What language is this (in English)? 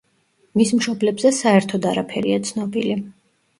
Georgian